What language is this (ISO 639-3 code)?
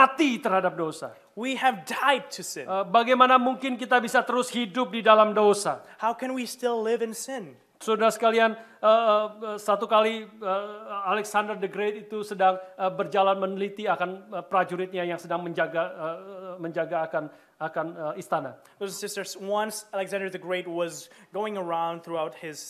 ind